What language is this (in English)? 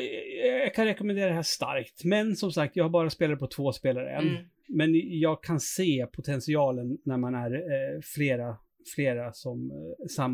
Swedish